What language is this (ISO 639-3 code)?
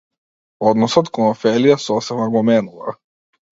mkd